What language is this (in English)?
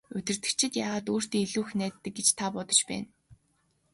Mongolian